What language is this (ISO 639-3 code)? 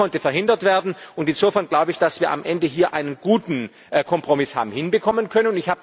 deu